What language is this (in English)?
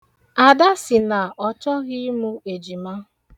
Igbo